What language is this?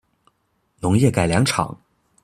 Chinese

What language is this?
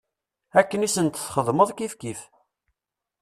Kabyle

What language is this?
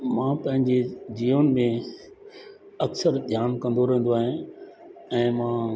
Sindhi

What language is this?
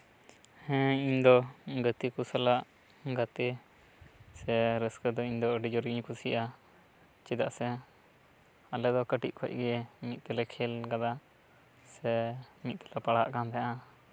Santali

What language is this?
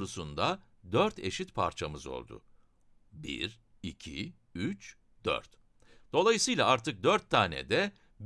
Turkish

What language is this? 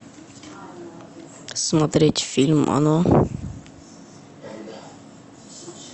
Russian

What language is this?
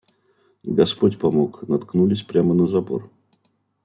Russian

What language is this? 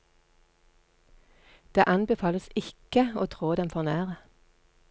Norwegian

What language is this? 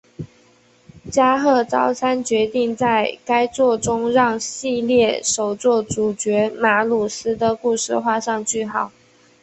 Chinese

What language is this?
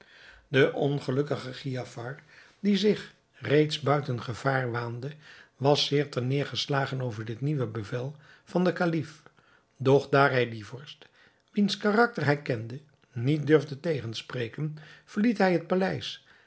Dutch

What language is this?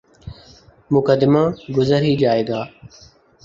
Urdu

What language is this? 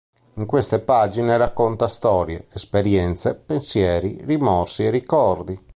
Italian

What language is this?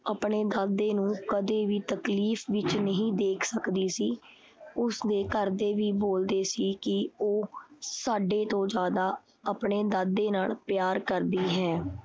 Punjabi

